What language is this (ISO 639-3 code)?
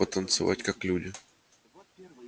rus